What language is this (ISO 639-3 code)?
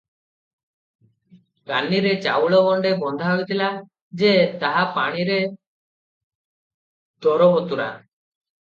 ori